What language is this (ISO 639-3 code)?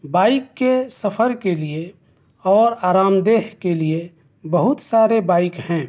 urd